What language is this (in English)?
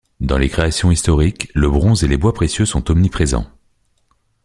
French